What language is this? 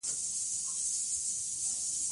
Pashto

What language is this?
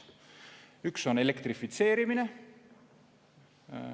Estonian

